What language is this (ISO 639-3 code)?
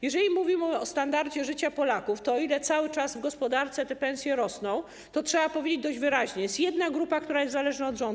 pol